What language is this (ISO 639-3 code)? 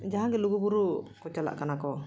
sat